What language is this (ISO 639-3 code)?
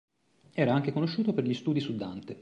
ita